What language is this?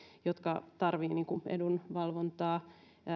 Finnish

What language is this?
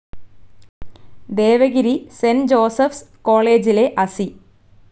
Malayalam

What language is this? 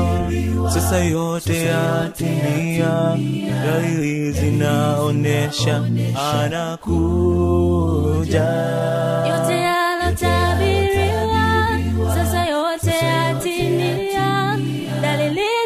Swahili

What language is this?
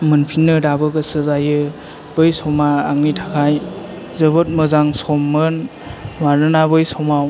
Bodo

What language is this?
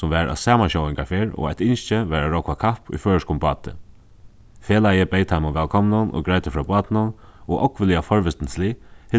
Faroese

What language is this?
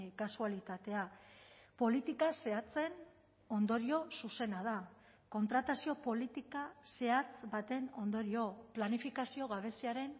Basque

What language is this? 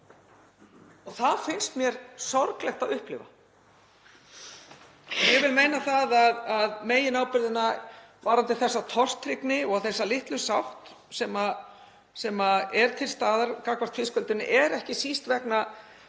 Icelandic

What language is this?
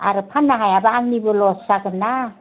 Bodo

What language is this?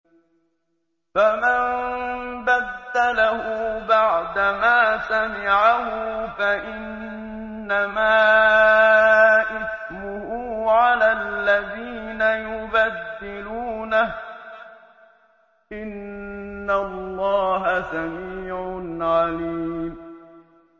Arabic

